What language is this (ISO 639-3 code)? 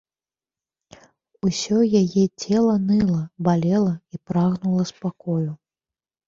bel